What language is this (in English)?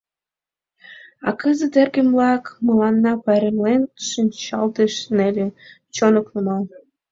Mari